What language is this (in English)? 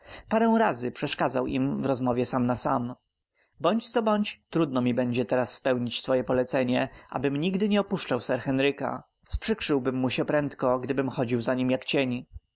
Polish